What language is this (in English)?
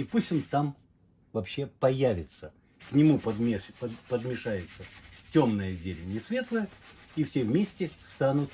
Russian